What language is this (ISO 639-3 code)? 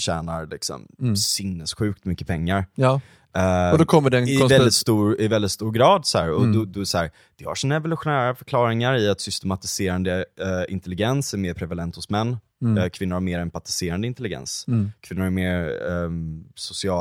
swe